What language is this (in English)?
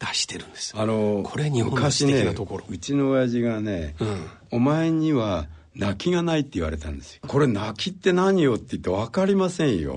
Japanese